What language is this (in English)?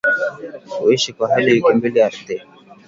Swahili